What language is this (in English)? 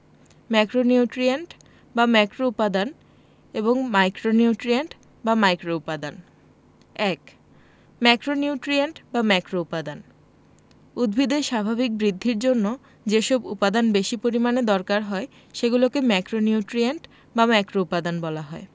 Bangla